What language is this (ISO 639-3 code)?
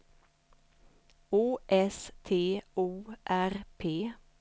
swe